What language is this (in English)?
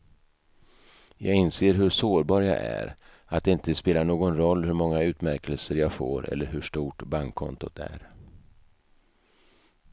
Swedish